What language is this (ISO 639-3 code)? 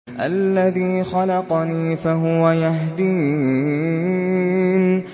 ara